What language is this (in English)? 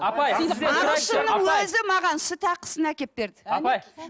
Kazakh